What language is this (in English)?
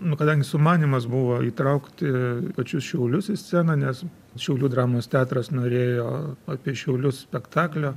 Lithuanian